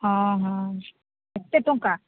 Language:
Odia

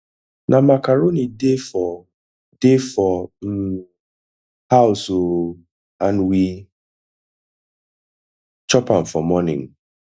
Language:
Nigerian Pidgin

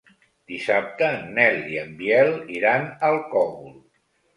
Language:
Catalan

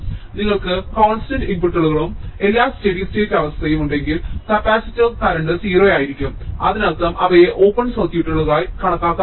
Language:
Malayalam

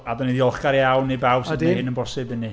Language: Welsh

